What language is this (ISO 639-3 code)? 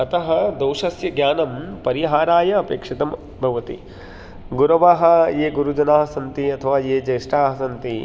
san